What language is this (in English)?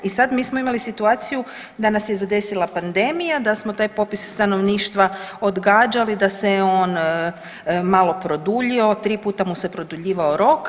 Croatian